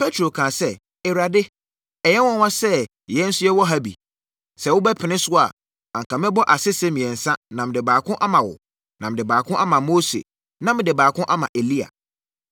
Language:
Akan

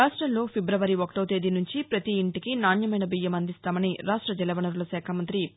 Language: Telugu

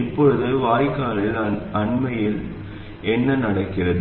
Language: Tamil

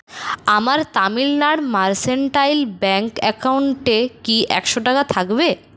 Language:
Bangla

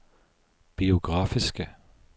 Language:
Norwegian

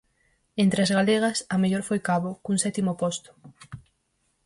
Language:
Galician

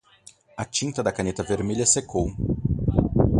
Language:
Portuguese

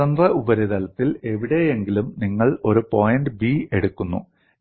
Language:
Malayalam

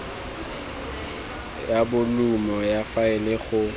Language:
Tswana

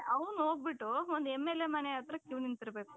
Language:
Kannada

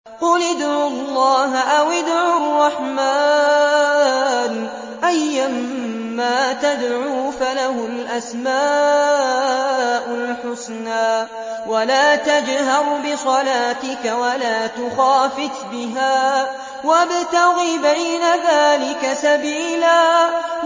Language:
Arabic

